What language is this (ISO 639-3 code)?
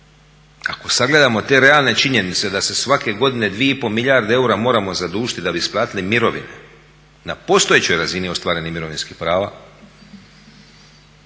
hrv